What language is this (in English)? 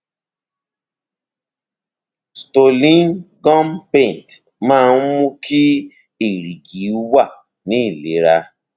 Yoruba